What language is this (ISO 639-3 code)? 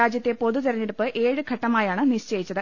mal